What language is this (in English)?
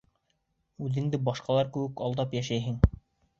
Bashkir